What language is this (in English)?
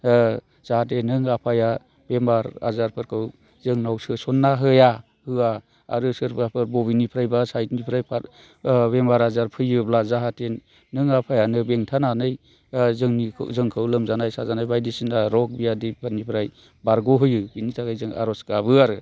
Bodo